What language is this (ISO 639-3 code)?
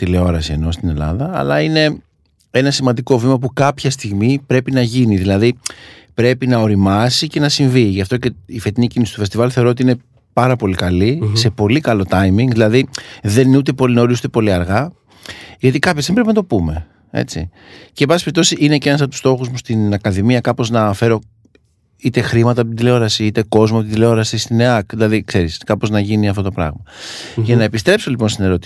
ell